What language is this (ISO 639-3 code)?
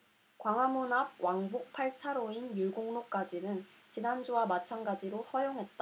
kor